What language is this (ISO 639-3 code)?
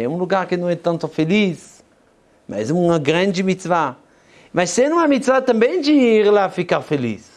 por